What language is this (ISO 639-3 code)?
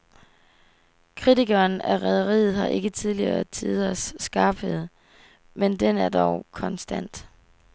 dan